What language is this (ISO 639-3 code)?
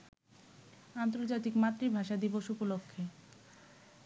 ben